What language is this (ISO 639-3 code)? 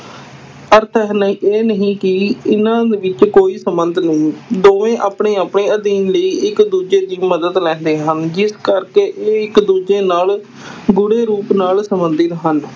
pan